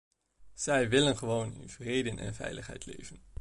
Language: Dutch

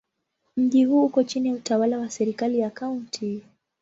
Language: Swahili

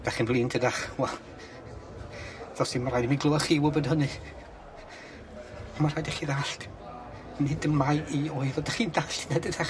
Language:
Welsh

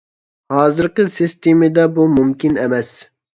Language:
Uyghur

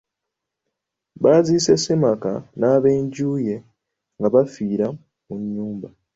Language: Ganda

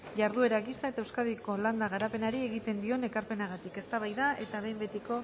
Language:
Basque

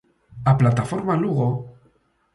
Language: Galician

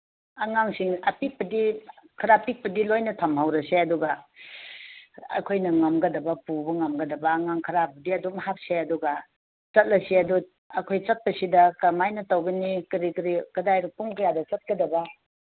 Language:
Manipuri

